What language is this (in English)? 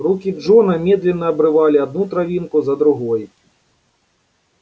Russian